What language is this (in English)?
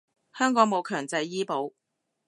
Cantonese